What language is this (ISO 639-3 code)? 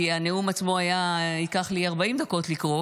heb